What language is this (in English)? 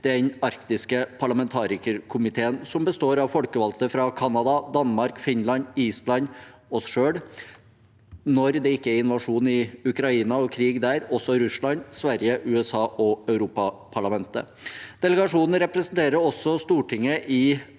Norwegian